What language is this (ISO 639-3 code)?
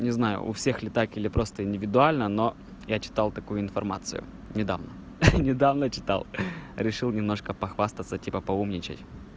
rus